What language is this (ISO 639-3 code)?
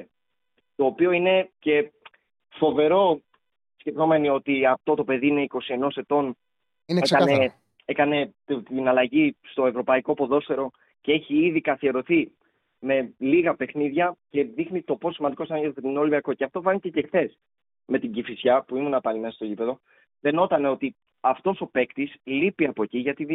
ell